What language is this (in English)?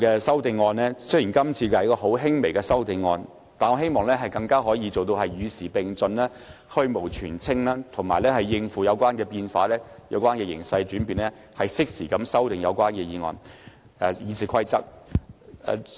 Cantonese